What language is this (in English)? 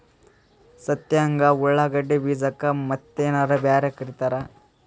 Kannada